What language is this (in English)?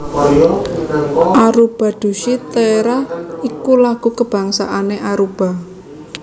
Javanese